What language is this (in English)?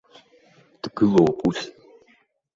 Abkhazian